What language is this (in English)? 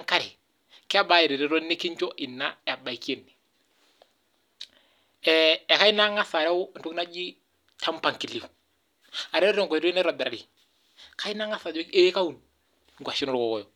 Masai